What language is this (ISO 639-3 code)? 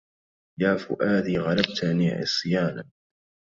ara